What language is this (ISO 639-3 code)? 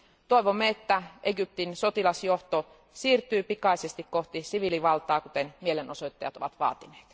fin